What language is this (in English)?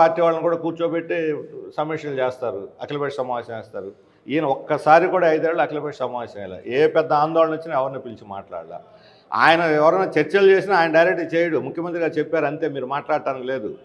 Telugu